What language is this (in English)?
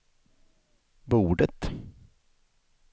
Swedish